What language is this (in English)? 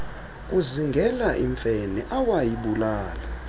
Xhosa